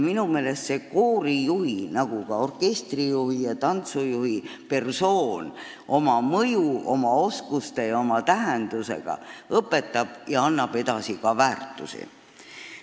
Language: Estonian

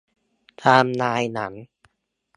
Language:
Thai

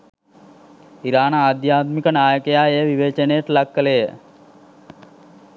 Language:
Sinhala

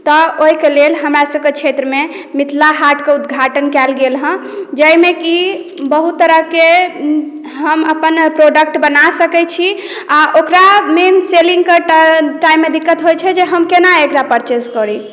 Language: Maithili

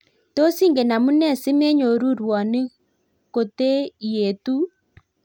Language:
Kalenjin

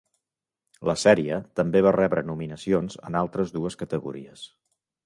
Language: Catalan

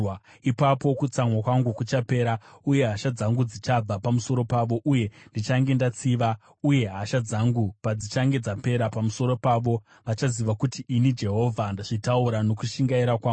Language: Shona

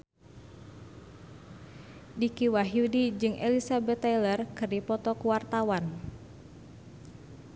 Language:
Sundanese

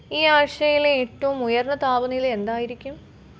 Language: Malayalam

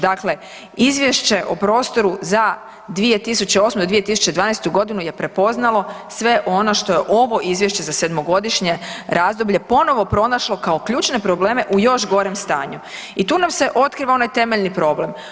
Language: Croatian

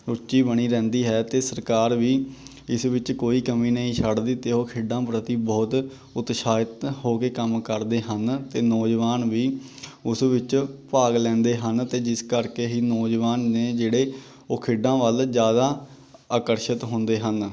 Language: Punjabi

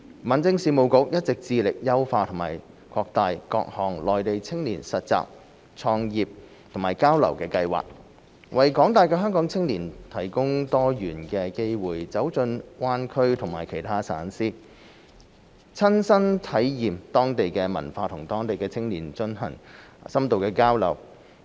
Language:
Cantonese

